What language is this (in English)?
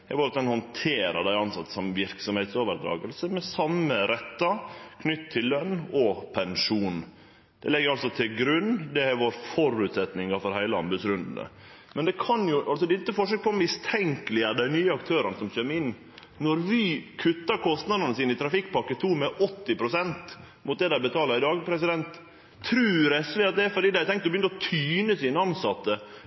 Norwegian Nynorsk